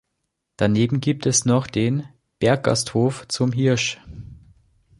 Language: German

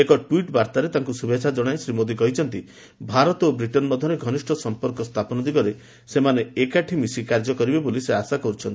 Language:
Odia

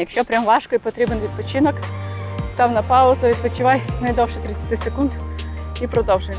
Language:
Ukrainian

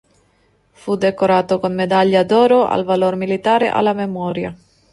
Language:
Italian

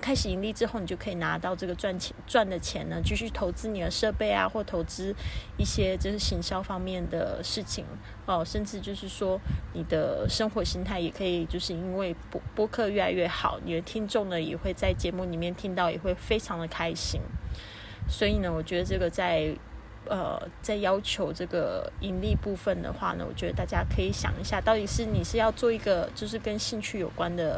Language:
Chinese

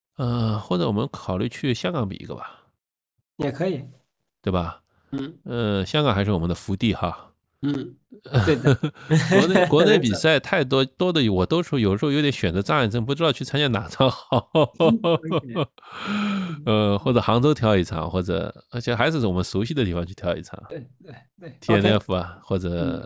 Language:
Chinese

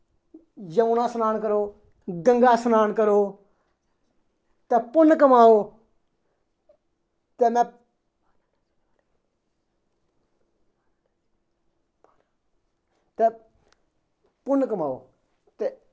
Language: Dogri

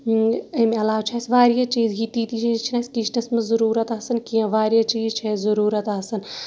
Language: Kashmiri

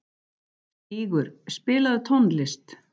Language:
Icelandic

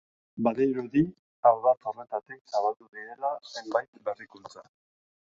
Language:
Basque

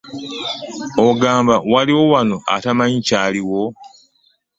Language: Ganda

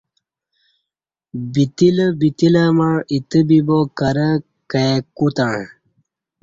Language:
Kati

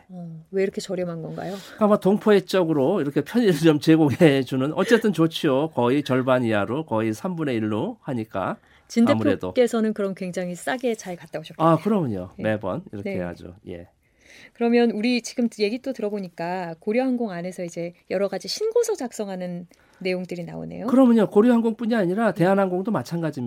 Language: Korean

